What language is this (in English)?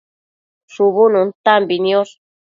Matsés